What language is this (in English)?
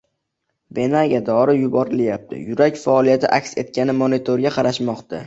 Uzbek